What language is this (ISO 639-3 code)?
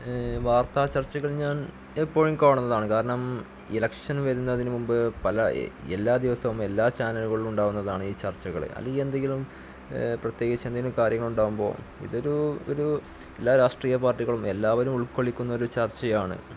mal